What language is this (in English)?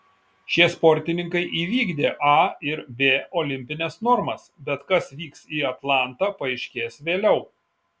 Lithuanian